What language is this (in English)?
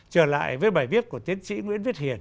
Vietnamese